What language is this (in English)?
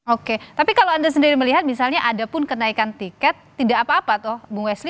Indonesian